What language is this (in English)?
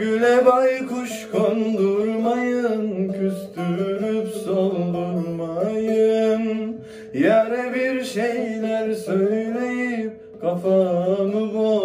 Turkish